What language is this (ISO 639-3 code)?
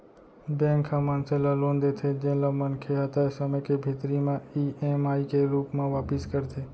hne